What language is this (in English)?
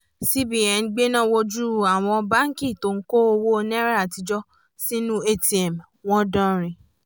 Yoruba